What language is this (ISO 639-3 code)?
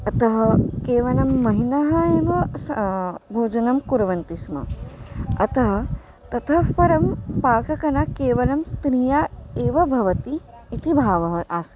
san